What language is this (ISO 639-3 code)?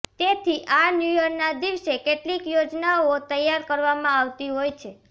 guj